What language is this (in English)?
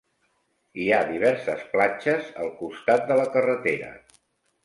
Catalan